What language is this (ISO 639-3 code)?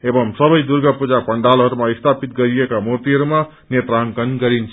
nep